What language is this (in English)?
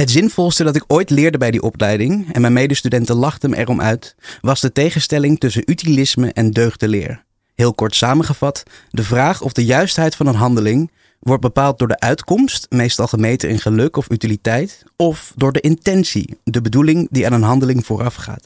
Dutch